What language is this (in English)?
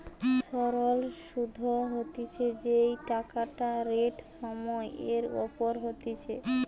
Bangla